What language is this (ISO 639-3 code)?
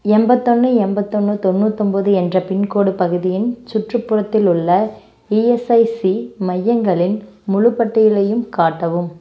tam